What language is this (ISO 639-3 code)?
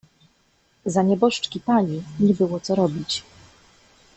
pol